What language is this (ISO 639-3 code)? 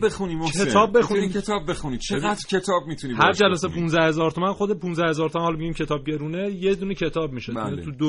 fas